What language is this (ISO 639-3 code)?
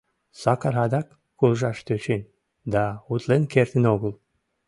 chm